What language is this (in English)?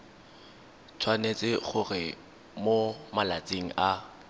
Tswana